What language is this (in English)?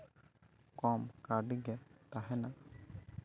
Santali